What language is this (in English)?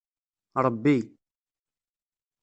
Kabyle